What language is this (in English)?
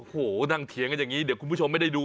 Thai